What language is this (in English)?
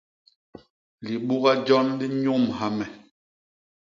Basaa